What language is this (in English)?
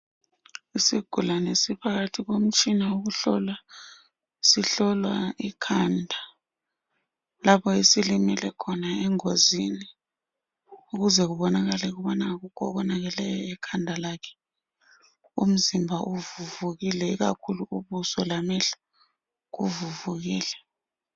North Ndebele